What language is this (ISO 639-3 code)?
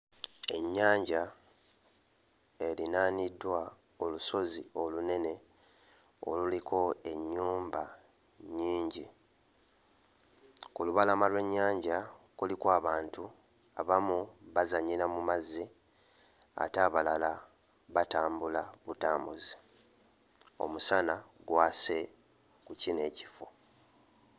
lug